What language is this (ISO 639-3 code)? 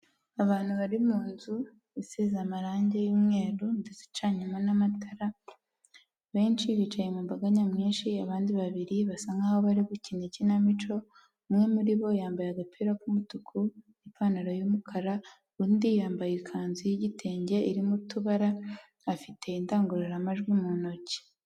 kin